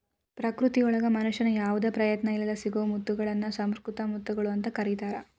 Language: Kannada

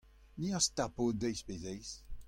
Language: Breton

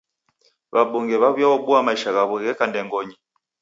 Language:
Taita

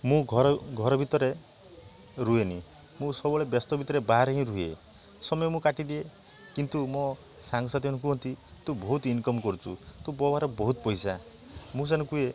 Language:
Odia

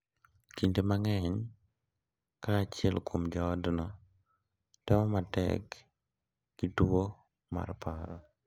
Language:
Luo (Kenya and Tanzania)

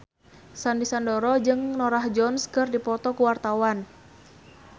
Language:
Sundanese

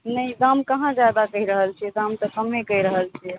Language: Maithili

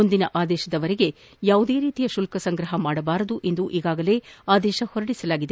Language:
Kannada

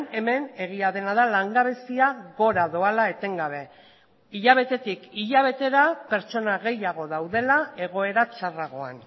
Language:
Basque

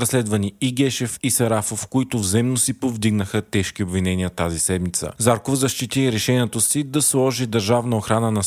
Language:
Bulgarian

